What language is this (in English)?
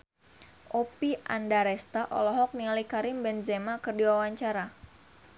Sundanese